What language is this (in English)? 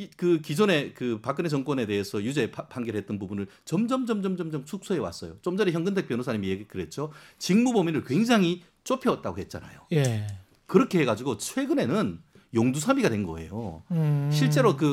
Korean